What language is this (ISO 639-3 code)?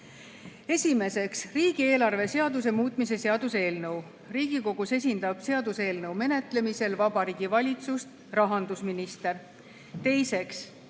est